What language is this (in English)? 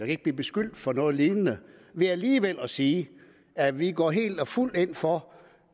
Danish